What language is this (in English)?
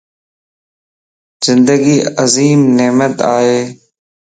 Lasi